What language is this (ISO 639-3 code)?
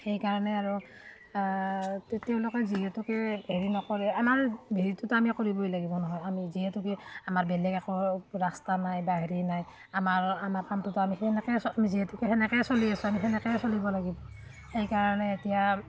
asm